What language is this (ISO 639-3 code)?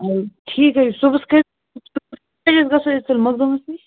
kas